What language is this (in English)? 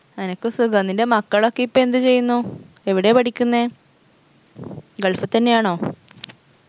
Malayalam